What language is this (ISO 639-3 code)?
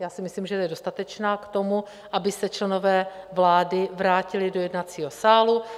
ces